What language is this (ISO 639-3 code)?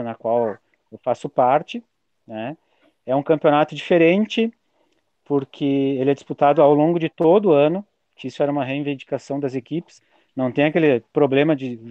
por